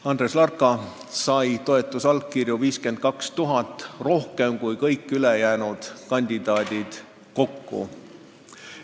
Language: Estonian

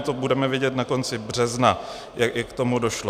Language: Czech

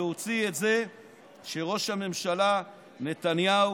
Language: Hebrew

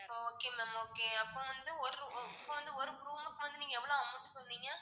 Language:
Tamil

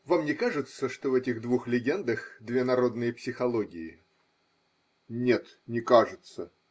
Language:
Russian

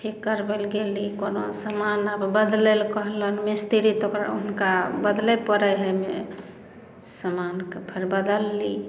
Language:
Maithili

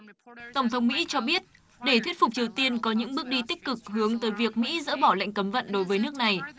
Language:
Vietnamese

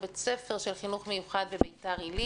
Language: Hebrew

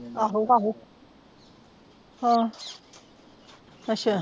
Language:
Punjabi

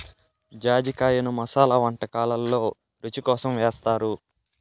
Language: Telugu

